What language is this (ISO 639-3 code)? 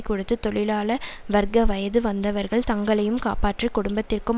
tam